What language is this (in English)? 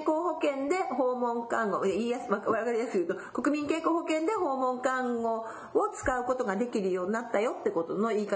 Japanese